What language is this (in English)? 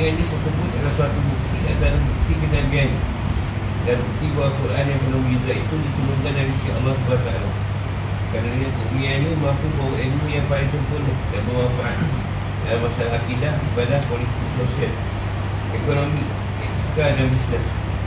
Malay